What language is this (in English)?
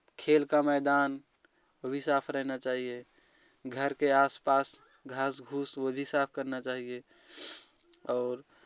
Hindi